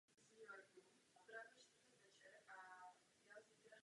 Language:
Czech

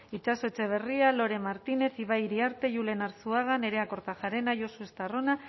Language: Basque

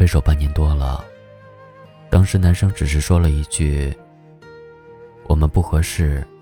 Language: Chinese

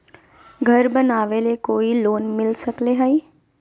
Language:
Magahi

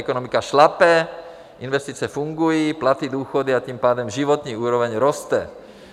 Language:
Czech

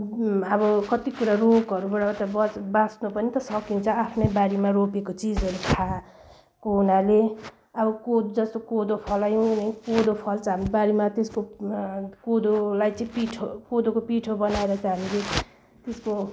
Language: Nepali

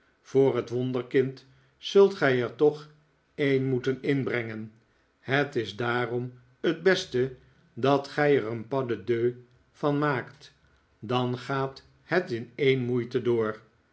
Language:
Dutch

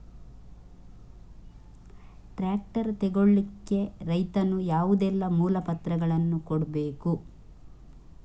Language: Kannada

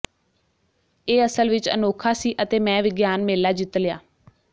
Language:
Punjabi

